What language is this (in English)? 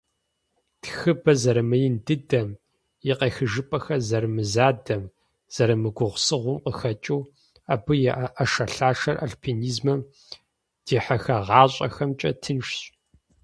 Kabardian